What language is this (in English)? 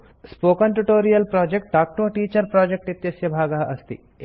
Sanskrit